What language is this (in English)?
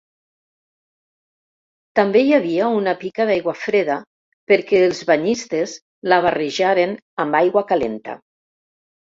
Catalan